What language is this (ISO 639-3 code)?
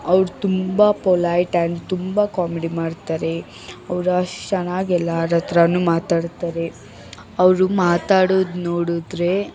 kan